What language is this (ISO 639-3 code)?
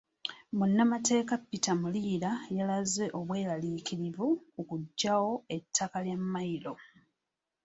lug